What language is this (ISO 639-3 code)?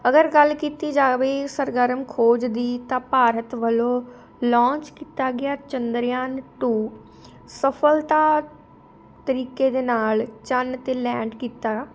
pan